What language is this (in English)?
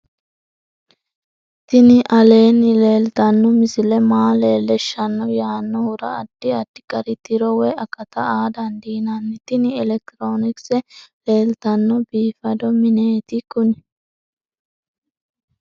Sidamo